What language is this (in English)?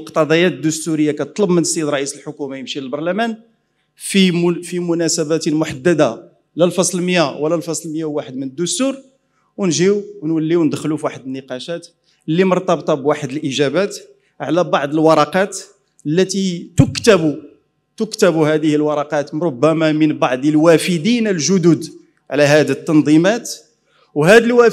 Arabic